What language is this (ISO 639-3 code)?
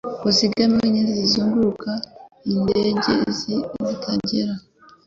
kin